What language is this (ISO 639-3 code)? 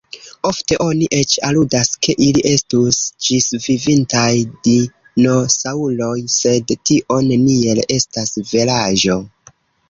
epo